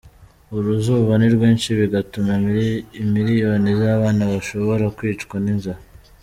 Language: Kinyarwanda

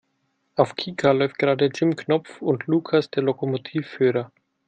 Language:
German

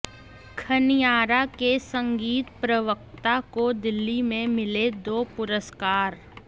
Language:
Hindi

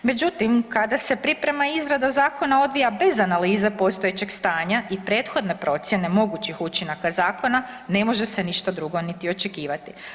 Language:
Croatian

